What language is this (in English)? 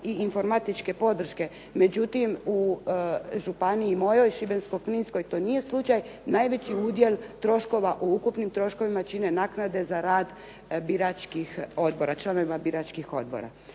Croatian